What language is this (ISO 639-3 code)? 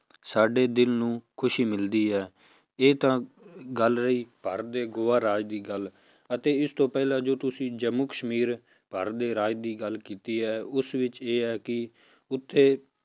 pan